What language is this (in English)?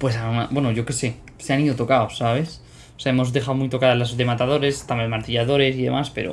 Spanish